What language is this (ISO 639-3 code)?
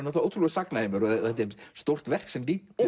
isl